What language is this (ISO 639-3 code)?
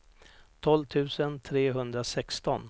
swe